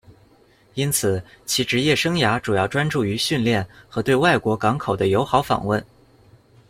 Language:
Chinese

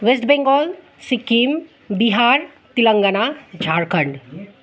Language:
Nepali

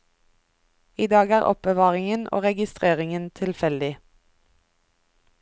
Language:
Norwegian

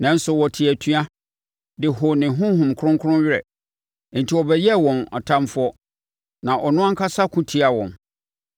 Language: Akan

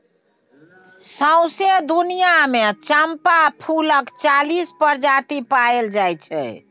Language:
Maithili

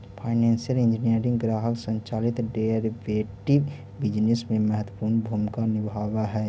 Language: Magahi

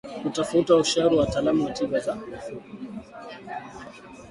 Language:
Swahili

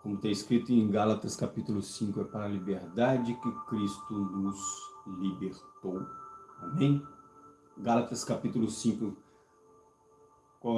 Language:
Portuguese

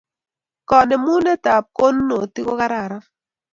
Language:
Kalenjin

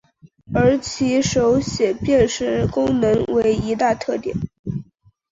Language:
Chinese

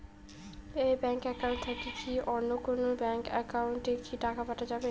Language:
Bangla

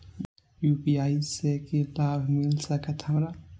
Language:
Maithili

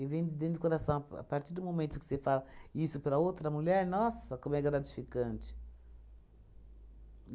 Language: Portuguese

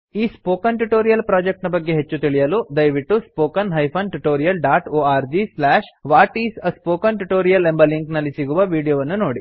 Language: Kannada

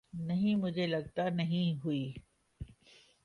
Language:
Urdu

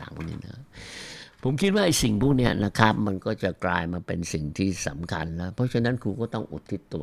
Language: Thai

